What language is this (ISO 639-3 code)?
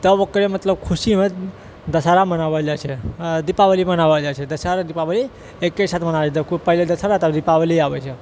mai